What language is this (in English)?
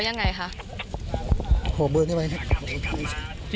Thai